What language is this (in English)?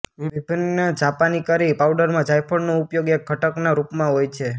Gujarati